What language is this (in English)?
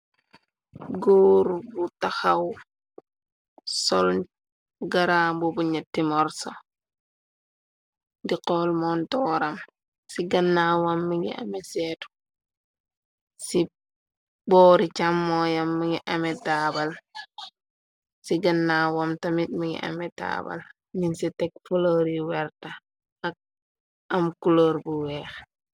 Wolof